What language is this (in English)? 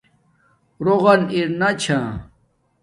Domaaki